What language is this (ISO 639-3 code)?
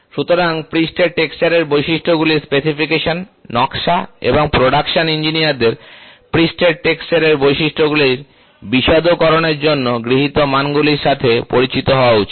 ben